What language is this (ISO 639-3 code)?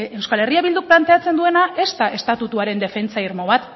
eus